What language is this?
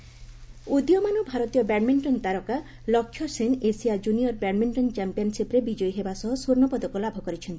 Odia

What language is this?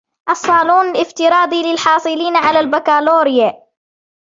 Arabic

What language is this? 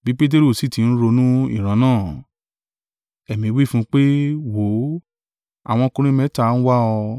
Yoruba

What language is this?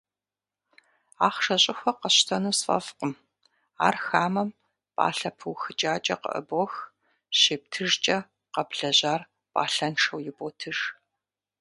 Kabardian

